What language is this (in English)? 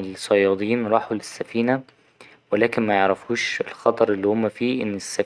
Egyptian Arabic